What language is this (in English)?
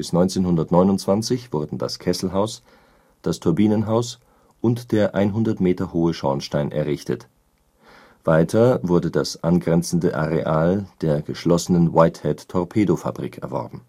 German